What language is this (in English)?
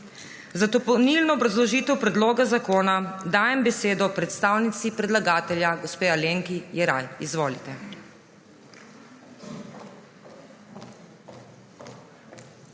Slovenian